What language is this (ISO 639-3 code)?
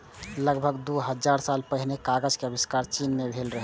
mai